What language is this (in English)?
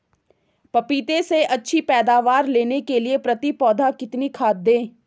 Hindi